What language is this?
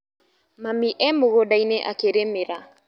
Kikuyu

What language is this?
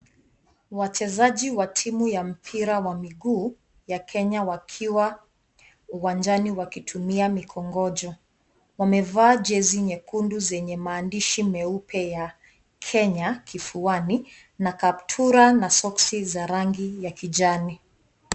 Swahili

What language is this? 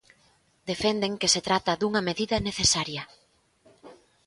Galician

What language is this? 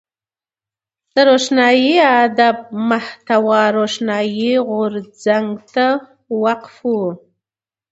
Pashto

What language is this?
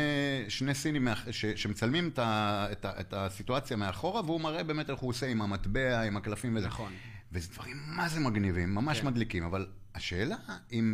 Hebrew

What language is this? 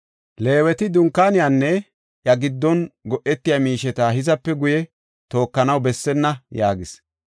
Gofa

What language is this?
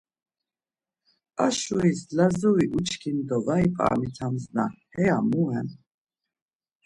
Laz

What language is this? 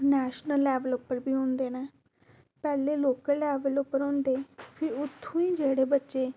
Dogri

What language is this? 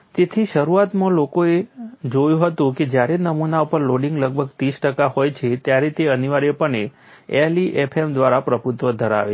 Gujarati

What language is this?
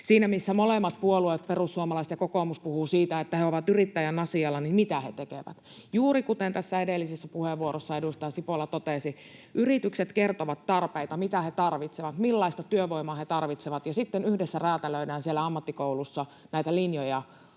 Finnish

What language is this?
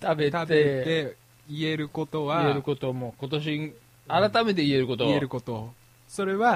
Japanese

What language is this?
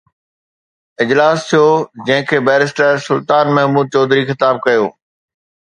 Sindhi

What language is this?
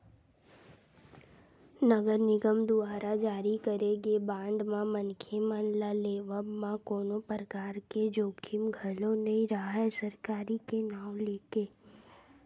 Chhattisgarhi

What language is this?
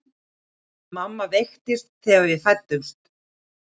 Icelandic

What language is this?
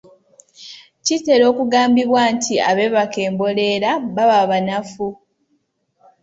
Ganda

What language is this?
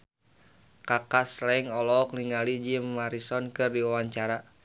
Sundanese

